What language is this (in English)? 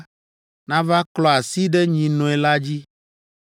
Ewe